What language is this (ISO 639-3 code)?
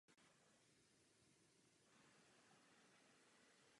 ces